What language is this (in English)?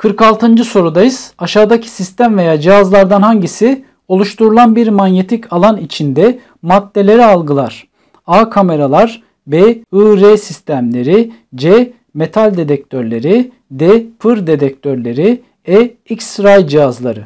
Turkish